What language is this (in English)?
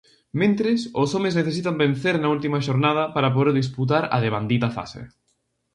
Galician